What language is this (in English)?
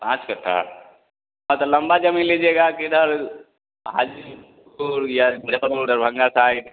Hindi